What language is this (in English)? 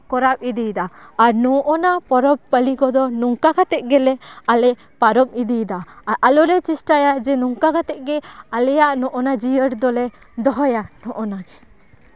Santali